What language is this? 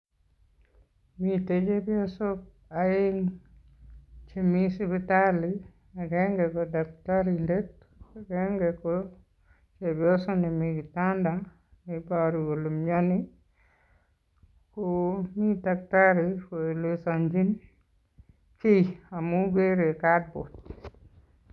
Kalenjin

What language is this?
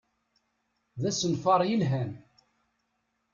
Kabyle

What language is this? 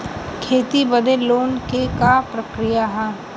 Bhojpuri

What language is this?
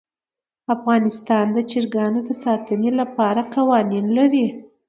Pashto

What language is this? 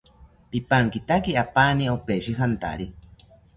South Ucayali Ashéninka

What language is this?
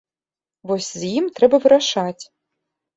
Belarusian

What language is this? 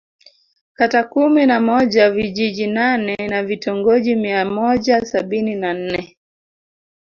Swahili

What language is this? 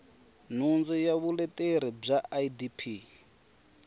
Tsonga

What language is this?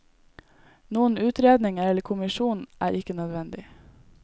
Norwegian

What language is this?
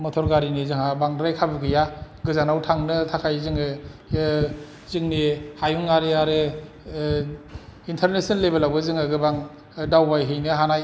Bodo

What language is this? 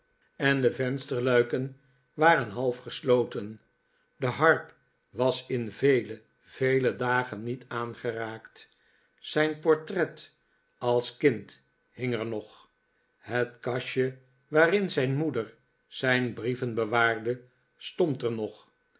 Dutch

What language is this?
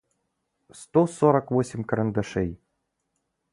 Russian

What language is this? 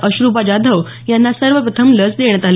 Marathi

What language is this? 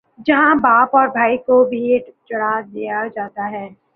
Urdu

